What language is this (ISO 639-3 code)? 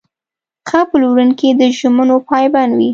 pus